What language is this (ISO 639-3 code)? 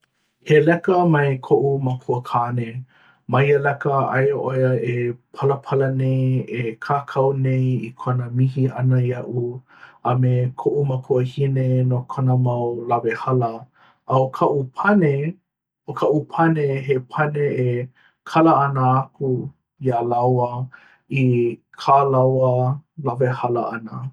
haw